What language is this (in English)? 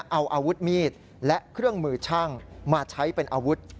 Thai